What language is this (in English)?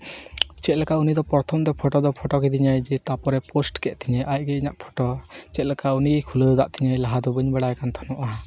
Santali